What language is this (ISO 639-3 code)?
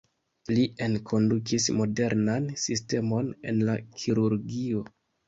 epo